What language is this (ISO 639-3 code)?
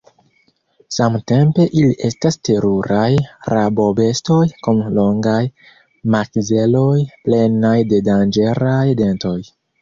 epo